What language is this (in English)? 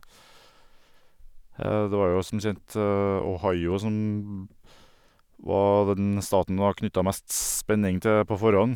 Norwegian